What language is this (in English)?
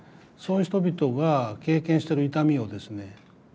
Japanese